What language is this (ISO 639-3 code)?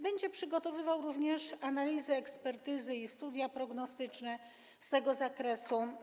pol